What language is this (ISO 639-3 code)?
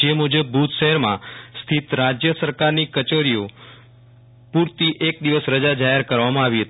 guj